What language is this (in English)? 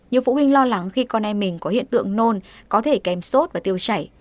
Vietnamese